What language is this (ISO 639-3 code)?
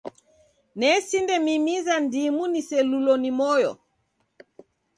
dav